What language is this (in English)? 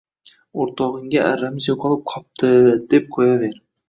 Uzbek